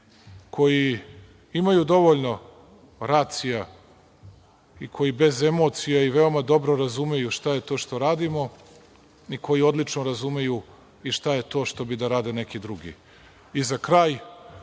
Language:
Serbian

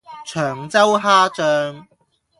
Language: Cantonese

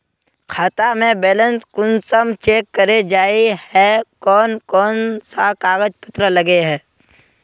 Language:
Magahi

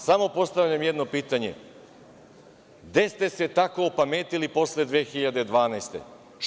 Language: Serbian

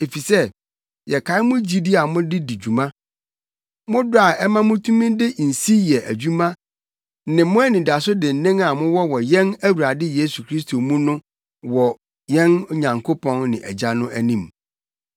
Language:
Akan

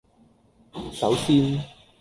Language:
Cantonese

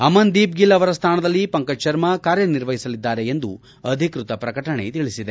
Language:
Kannada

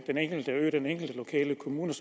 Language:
Danish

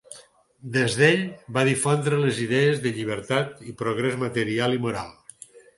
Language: Catalan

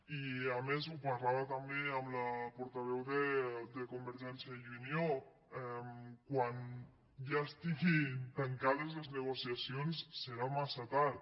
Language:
Catalan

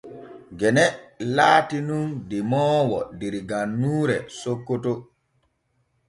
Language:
Borgu Fulfulde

